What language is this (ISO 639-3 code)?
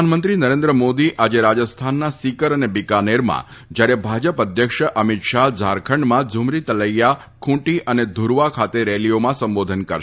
guj